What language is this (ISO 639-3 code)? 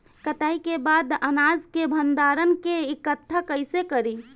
bho